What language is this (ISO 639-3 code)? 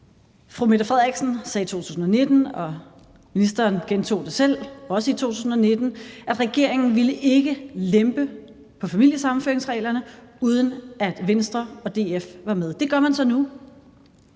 dan